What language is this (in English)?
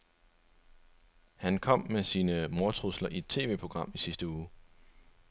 Danish